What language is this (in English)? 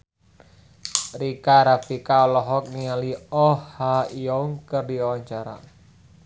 Sundanese